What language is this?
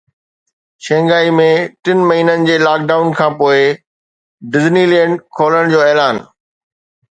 Sindhi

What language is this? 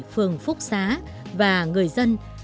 Vietnamese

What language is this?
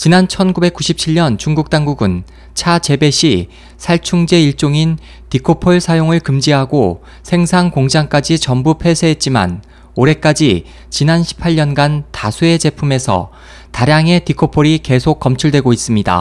Korean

